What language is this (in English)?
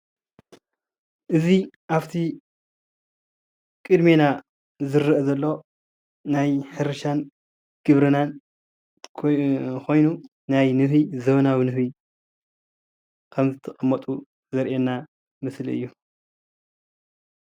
Tigrinya